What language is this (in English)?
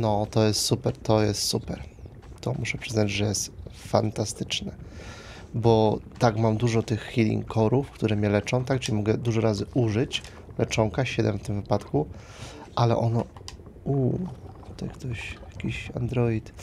Polish